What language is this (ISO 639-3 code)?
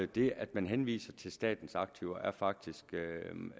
dan